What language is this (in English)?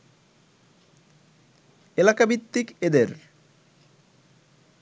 Bangla